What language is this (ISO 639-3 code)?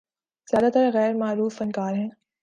urd